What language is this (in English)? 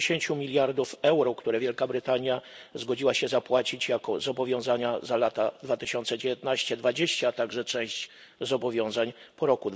Polish